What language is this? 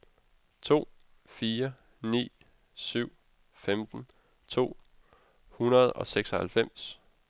Danish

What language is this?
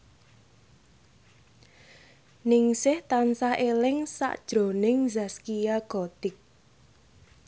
Javanese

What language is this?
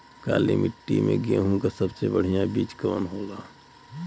Bhojpuri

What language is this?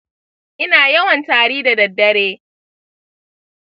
Hausa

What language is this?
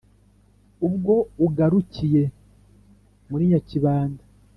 Kinyarwanda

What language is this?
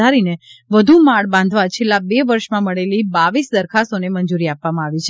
Gujarati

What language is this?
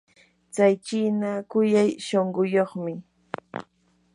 Yanahuanca Pasco Quechua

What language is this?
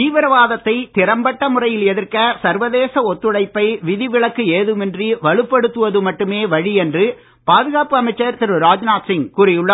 Tamil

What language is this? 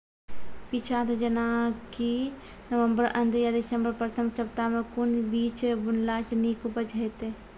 Maithili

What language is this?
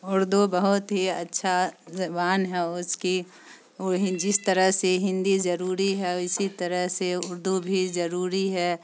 Urdu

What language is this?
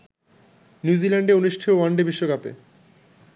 Bangla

